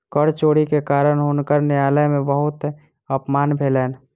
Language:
Maithili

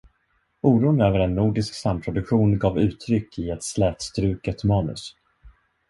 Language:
Swedish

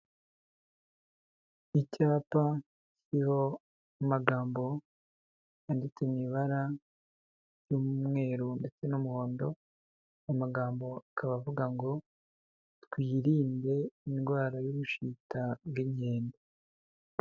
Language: Kinyarwanda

